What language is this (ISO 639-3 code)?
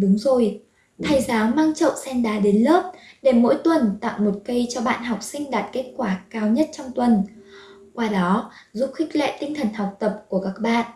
vie